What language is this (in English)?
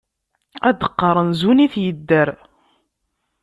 Kabyle